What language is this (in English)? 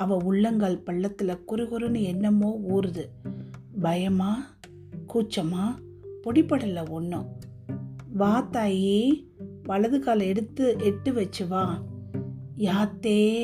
Tamil